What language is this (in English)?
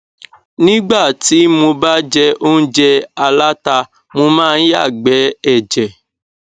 Yoruba